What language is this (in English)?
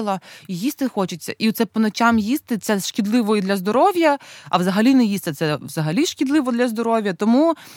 Ukrainian